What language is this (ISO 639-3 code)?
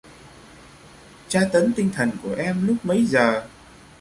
vie